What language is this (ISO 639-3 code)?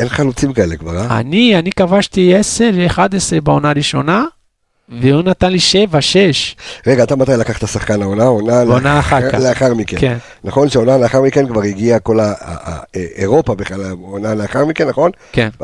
heb